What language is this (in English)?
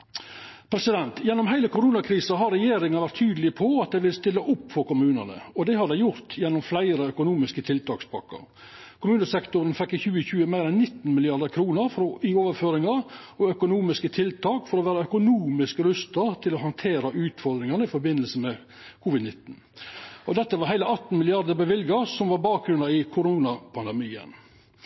Norwegian Nynorsk